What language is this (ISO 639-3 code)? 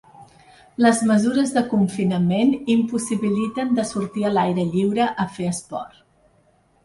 cat